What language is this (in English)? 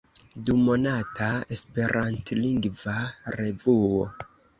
Esperanto